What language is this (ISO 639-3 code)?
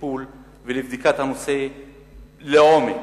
heb